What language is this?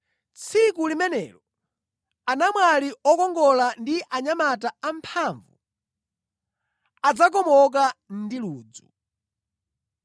Nyanja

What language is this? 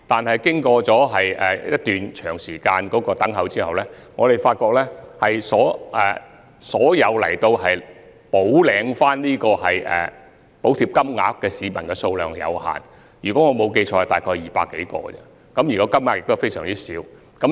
Cantonese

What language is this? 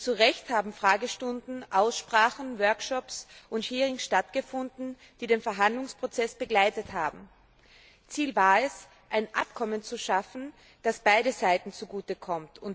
German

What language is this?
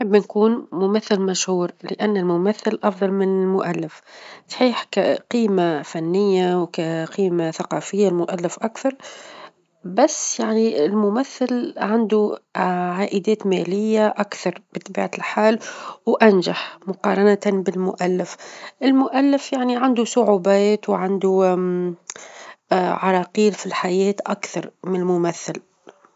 Tunisian Arabic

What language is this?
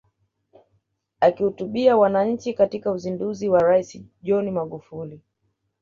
Swahili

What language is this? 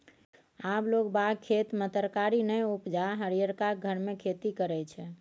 Maithili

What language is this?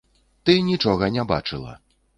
Belarusian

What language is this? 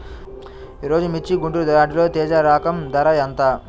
Telugu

